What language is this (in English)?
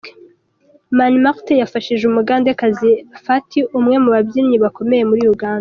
Kinyarwanda